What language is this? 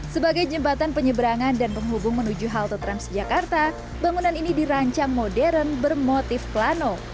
Indonesian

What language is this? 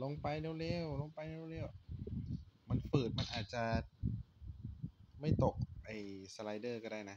Thai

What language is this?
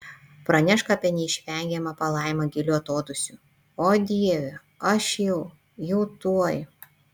Lithuanian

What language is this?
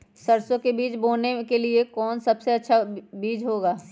Magahi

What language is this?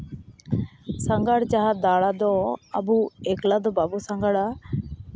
Santali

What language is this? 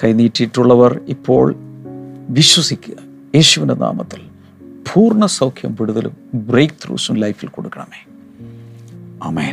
Malayalam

